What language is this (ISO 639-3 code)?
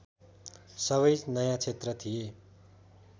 nep